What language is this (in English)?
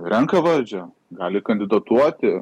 Lithuanian